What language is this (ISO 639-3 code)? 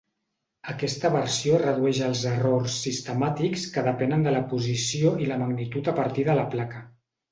cat